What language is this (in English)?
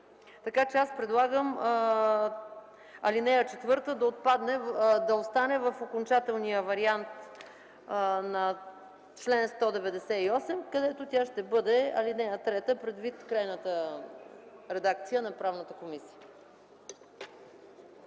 Bulgarian